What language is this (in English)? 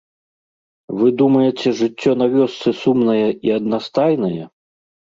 Belarusian